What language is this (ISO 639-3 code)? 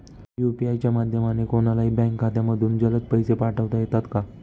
mar